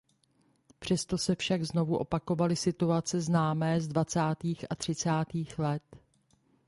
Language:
Czech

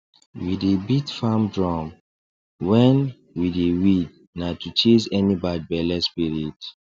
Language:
Nigerian Pidgin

